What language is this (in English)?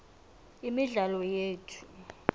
South Ndebele